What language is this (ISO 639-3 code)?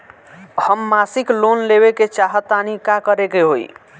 bho